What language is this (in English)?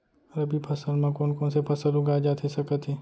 Chhattisgarhi